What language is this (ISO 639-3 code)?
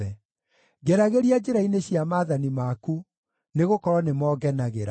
kik